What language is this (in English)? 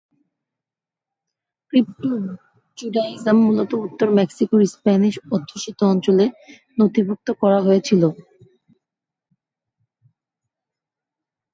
Bangla